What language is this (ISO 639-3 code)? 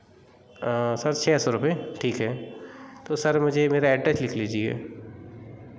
hin